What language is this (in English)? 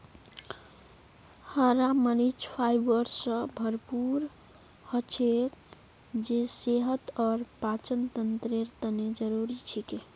Magahi